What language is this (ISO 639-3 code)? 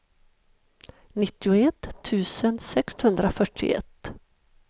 swe